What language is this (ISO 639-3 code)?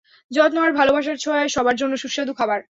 ben